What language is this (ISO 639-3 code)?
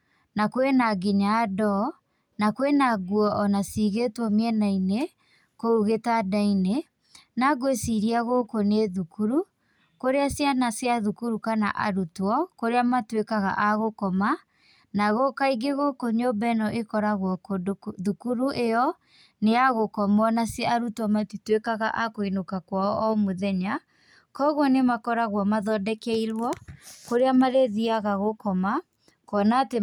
kik